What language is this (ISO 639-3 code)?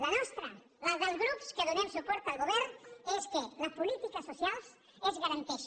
cat